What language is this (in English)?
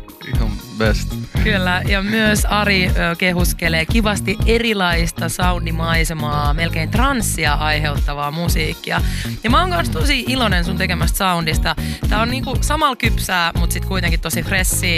Finnish